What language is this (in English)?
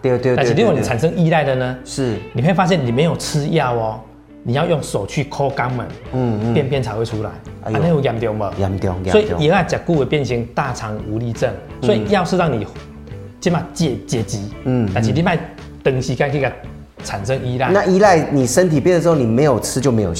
Chinese